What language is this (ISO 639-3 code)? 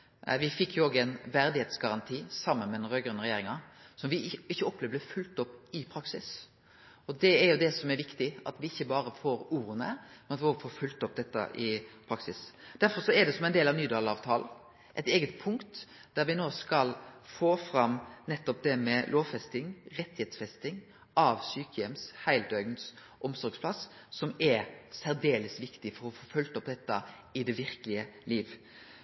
nno